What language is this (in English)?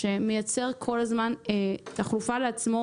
Hebrew